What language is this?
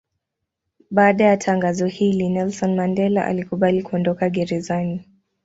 Swahili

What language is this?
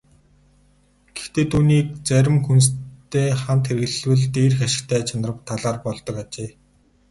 Mongolian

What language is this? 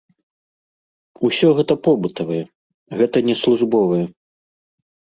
Belarusian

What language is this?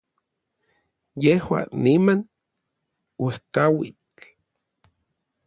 Orizaba Nahuatl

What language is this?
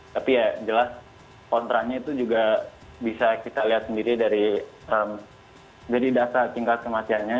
Indonesian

